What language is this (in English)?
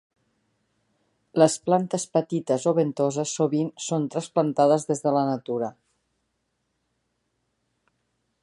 Catalan